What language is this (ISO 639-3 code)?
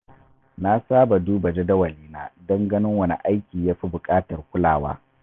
hau